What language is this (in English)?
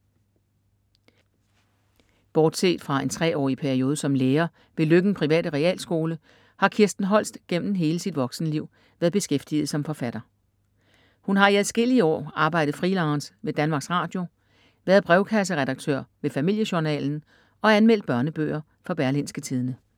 Danish